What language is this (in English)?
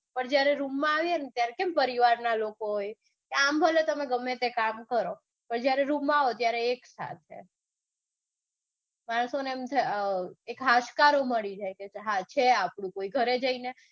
Gujarati